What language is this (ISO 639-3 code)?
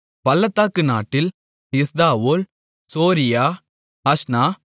tam